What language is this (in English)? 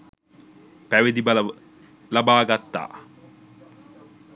Sinhala